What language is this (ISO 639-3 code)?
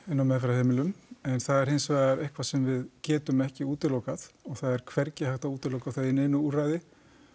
isl